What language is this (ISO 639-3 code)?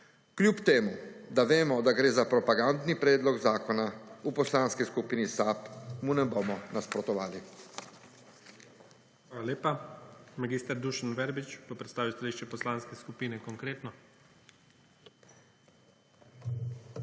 slv